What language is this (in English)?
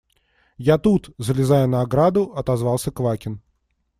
Russian